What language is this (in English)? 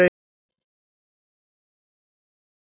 Icelandic